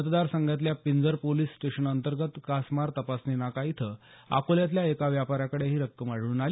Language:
Marathi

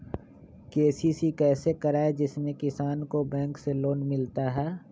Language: Magahi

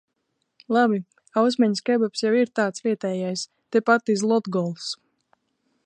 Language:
Latvian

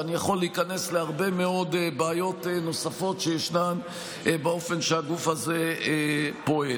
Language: Hebrew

